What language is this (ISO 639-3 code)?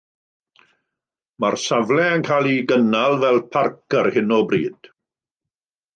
cym